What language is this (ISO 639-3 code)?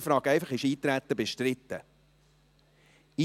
gsw